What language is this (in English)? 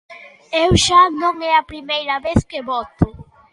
Galician